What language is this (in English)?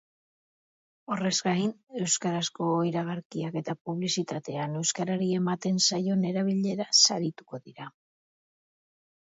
Basque